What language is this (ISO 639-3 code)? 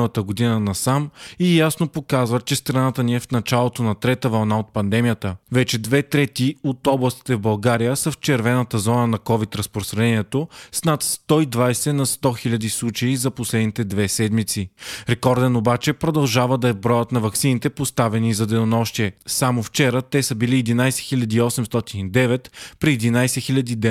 bul